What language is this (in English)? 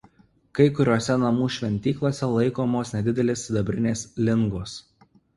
Lithuanian